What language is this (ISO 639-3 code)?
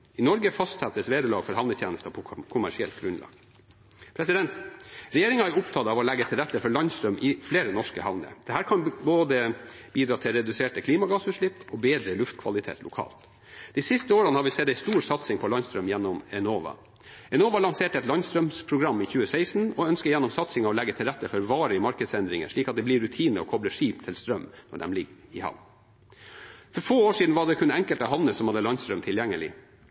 nob